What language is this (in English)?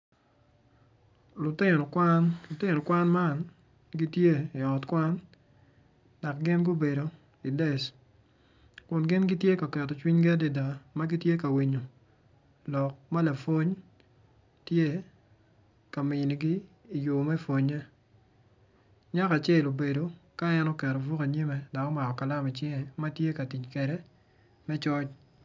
Acoli